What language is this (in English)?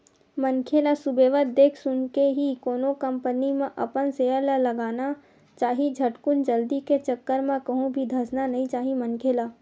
Chhattisgarhi